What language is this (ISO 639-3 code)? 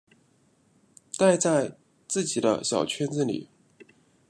zho